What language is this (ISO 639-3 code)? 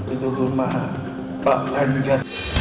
ind